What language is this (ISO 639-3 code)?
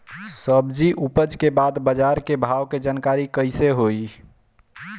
bho